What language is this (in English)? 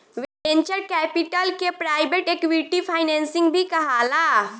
Bhojpuri